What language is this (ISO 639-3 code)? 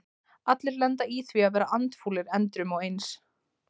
isl